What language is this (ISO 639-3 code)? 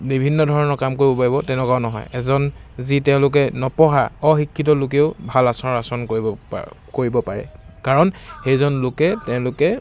asm